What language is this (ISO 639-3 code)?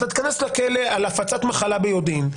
heb